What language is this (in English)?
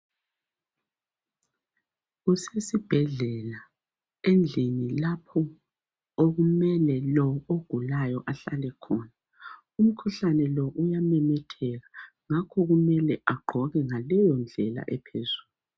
North Ndebele